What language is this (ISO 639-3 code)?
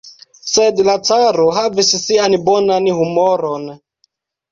epo